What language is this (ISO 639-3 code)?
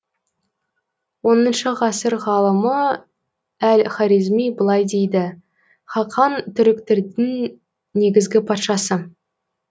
kaz